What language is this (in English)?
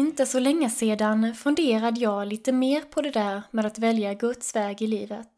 Swedish